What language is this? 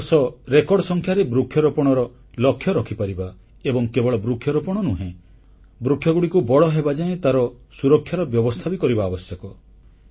Odia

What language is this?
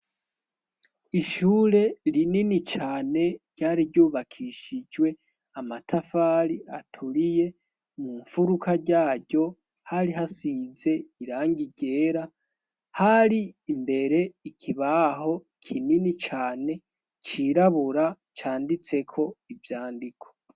Rundi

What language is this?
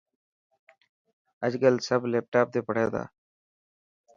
Dhatki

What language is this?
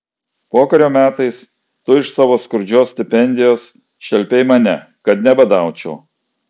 Lithuanian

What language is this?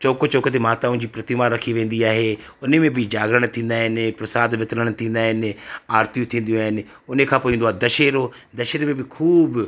Sindhi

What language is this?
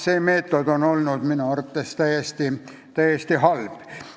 Estonian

